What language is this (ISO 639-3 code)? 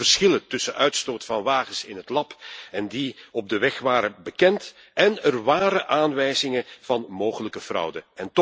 nld